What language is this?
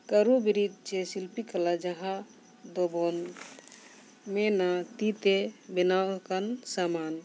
Santali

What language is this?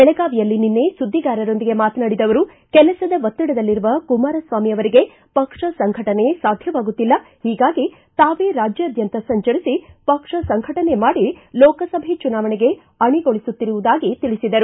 Kannada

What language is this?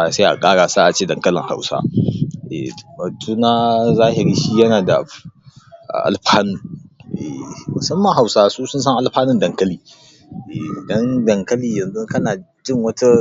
Hausa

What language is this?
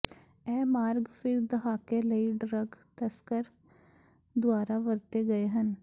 Punjabi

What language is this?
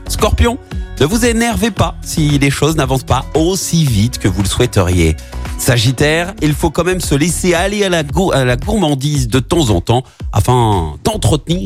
French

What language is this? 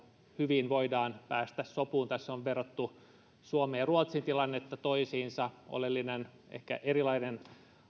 Finnish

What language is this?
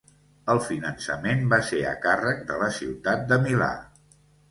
Catalan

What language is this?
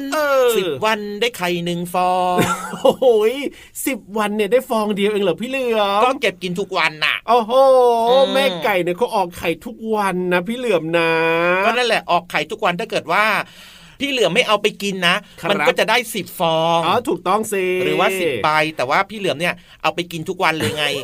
Thai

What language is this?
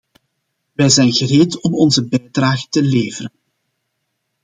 Dutch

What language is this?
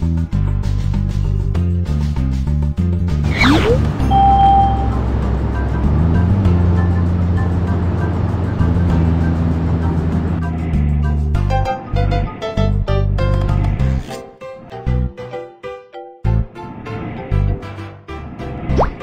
Indonesian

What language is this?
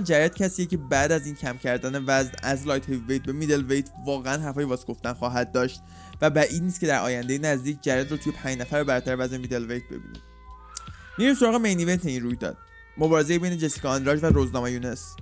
Persian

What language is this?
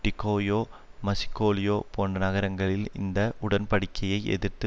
Tamil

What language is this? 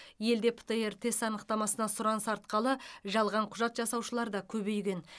Kazakh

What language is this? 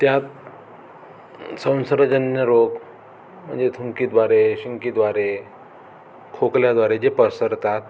Marathi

